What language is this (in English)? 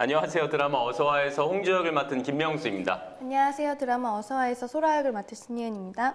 Korean